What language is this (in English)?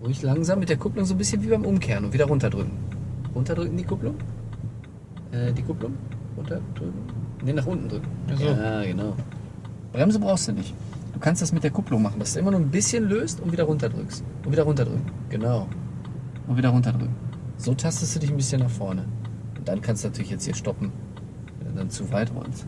German